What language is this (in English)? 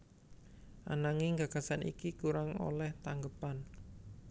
Javanese